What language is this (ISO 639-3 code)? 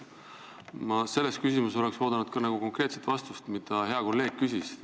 est